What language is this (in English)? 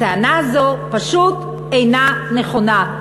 Hebrew